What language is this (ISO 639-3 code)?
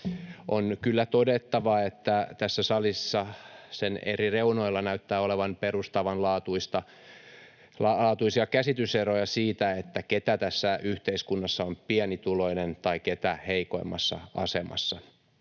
fin